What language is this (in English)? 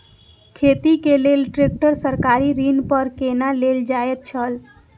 Maithili